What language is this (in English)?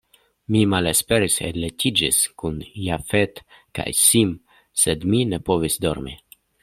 Esperanto